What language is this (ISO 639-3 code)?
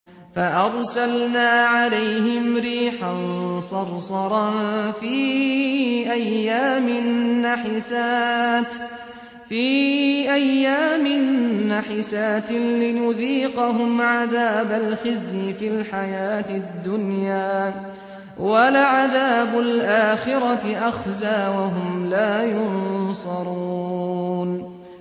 ara